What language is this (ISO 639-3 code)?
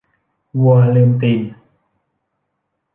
tha